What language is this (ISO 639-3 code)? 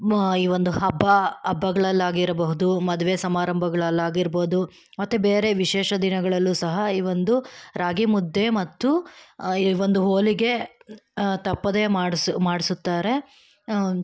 kan